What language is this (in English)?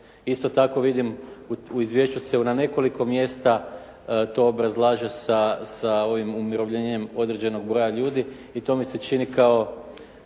Croatian